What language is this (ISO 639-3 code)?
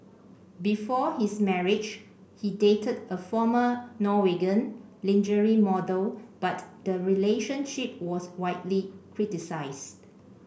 eng